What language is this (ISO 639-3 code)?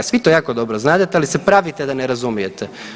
hrv